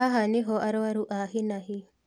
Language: Kikuyu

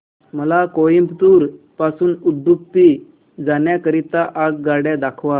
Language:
Marathi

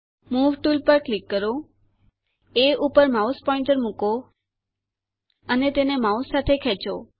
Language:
Gujarati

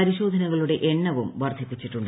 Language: Malayalam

